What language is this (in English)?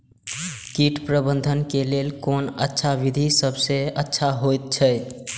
Maithili